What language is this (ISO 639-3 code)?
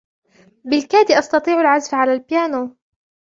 ara